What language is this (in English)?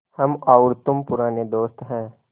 Hindi